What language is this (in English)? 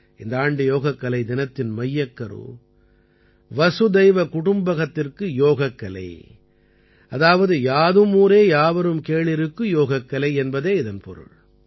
Tamil